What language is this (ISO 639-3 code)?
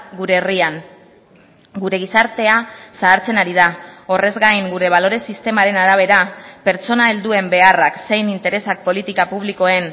eus